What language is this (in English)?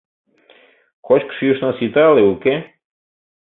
Mari